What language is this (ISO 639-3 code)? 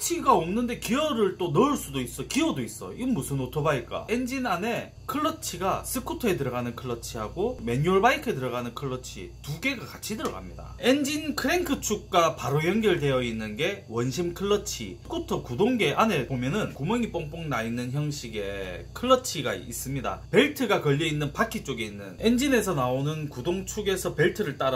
kor